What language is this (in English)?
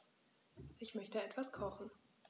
German